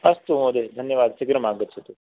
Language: Sanskrit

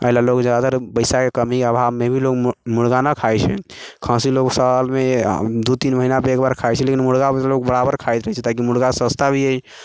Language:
Maithili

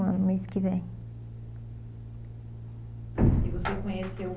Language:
Portuguese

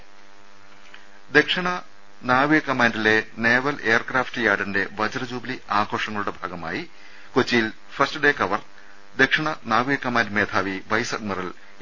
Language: Malayalam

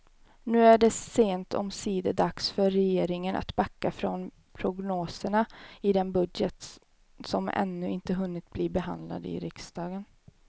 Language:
Swedish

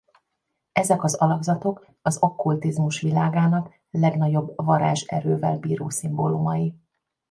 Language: Hungarian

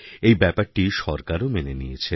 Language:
Bangla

